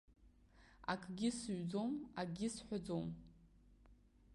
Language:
Abkhazian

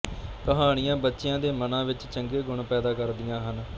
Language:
Punjabi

